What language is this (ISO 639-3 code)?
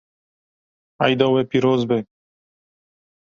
kur